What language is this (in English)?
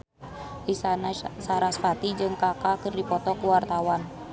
Sundanese